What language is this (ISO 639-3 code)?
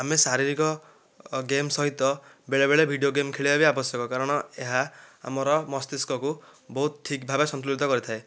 ori